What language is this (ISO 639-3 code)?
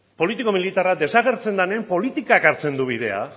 eus